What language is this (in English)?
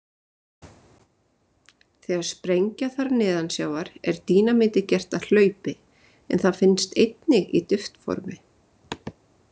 Icelandic